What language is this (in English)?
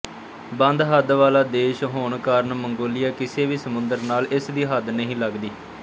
Punjabi